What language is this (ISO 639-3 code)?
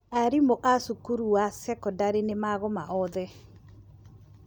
kik